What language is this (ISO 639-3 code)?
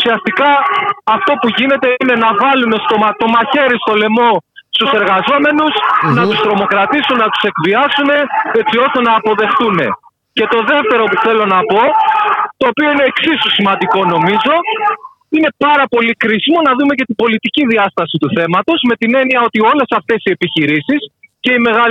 ell